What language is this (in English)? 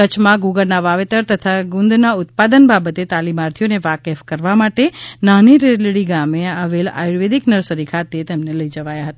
Gujarati